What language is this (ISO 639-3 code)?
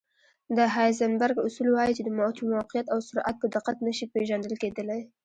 pus